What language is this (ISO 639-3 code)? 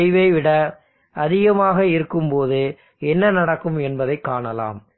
tam